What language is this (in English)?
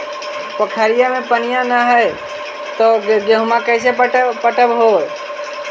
Magahi